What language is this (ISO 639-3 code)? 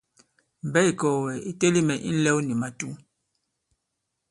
abb